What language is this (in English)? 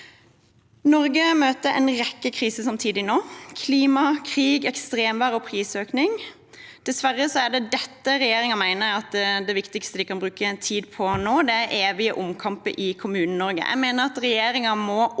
Norwegian